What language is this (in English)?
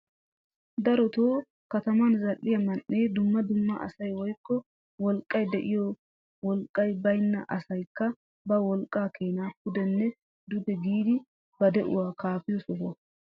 Wolaytta